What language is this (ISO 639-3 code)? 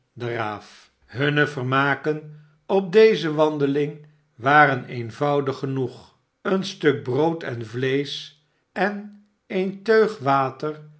nld